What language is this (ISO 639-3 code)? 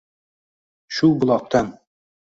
uzb